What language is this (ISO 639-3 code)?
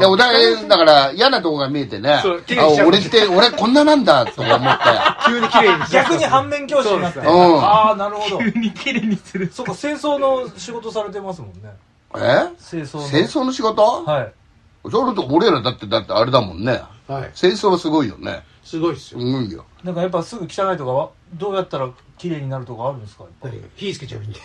jpn